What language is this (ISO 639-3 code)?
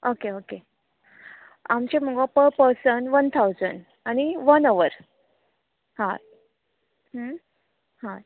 kok